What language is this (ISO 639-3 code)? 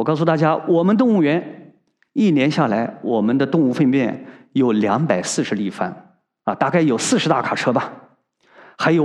zho